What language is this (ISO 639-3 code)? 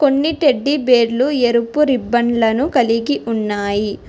tel